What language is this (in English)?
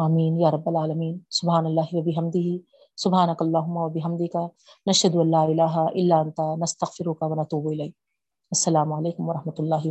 Urdu